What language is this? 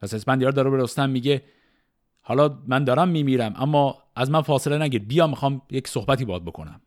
Persian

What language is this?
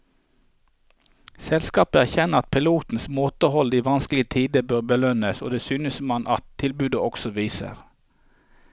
Norwegian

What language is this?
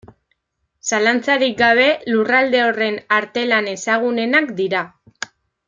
Basque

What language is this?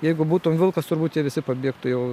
Lithuanian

